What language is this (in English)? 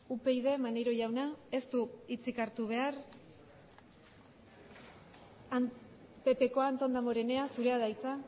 Basque